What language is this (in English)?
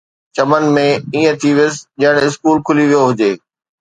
Sindhi